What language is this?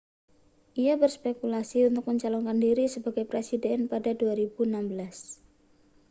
Indonesian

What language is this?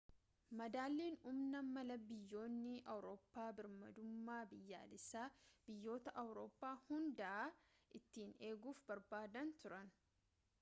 Oromo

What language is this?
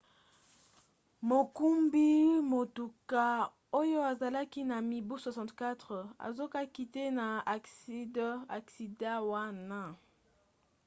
Lingala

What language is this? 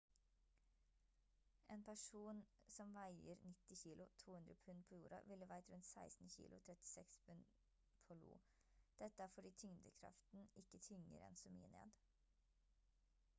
Norwegian Bokmål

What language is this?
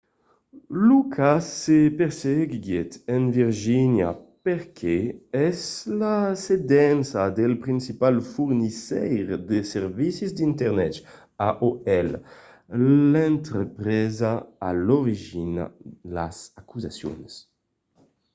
Occitan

